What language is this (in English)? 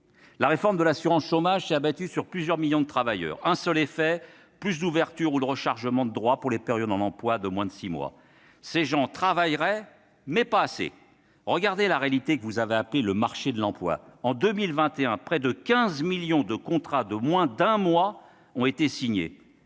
French